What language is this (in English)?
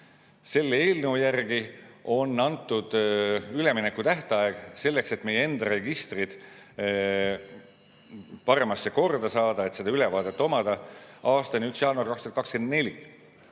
Estonian